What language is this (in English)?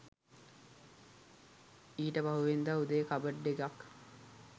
Sinhala